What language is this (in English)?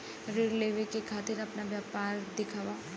Bhojpuri